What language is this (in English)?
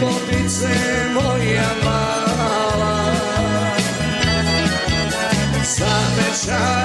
Croatian